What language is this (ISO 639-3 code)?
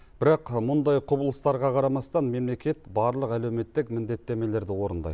kaz